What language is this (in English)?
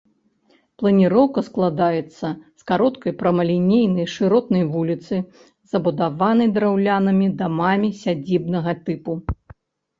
Belarusian